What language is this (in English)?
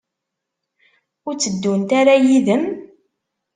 Kabyle